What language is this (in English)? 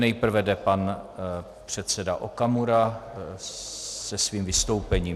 Czech